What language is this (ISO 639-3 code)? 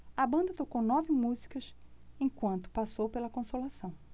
por